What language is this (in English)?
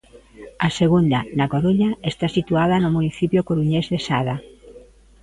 Galician